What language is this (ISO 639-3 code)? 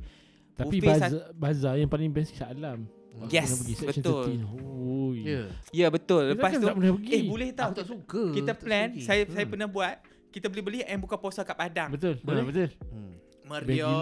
msa